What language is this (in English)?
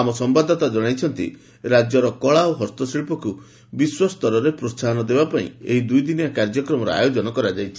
Odia